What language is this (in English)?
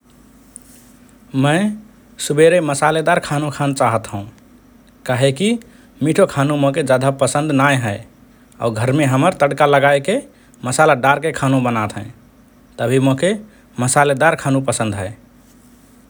Rana Tharu